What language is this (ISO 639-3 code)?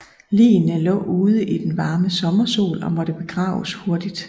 dan